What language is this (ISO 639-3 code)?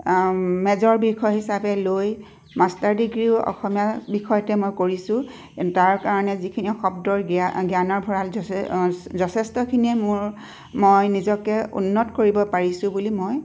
asm